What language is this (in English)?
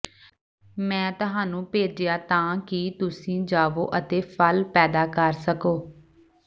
Punjabi